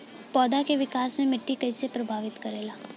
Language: Bhojpuri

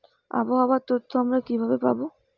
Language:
Bangla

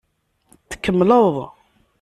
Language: Kabyle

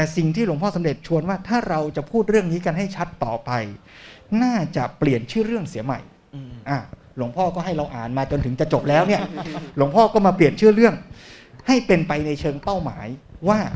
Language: Thai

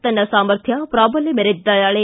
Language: Kannada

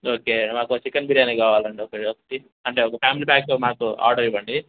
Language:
Telugu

